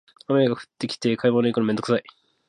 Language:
Japanese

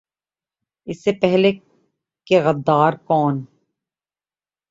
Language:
Urdu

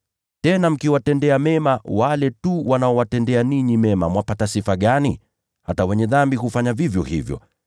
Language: Swahili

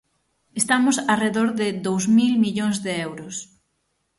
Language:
Galician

